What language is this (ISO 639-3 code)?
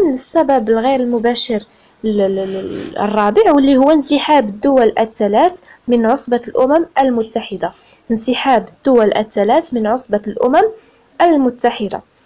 ara